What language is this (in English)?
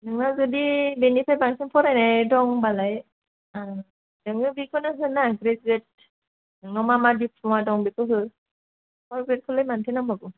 Bodo